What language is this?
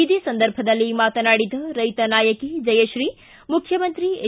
Kannada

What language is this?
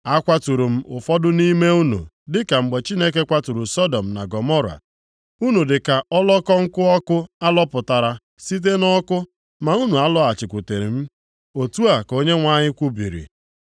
Igbo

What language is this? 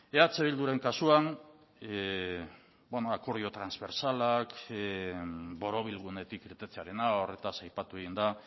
Basque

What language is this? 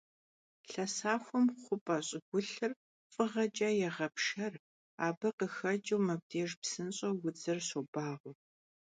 Kabardian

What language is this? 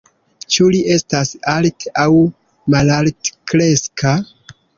Esperanto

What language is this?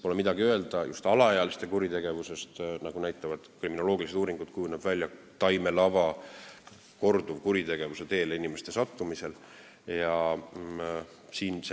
Estonian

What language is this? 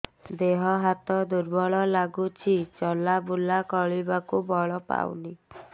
Odia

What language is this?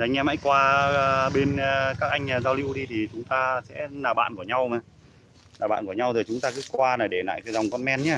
Vietnamese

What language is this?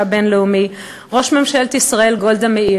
Hebrew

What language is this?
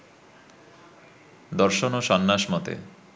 Bangla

